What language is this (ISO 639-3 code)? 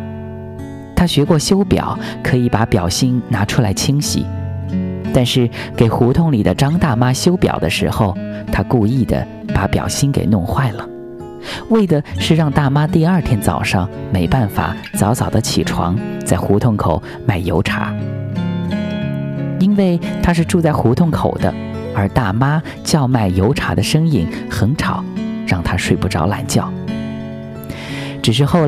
zho